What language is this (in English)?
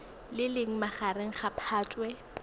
Tswana